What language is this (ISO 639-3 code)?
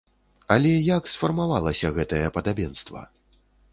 bel